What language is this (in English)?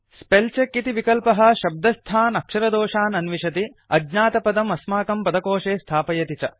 Sanskrit